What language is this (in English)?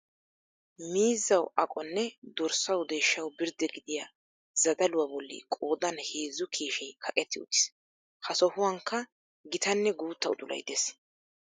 Wolaytta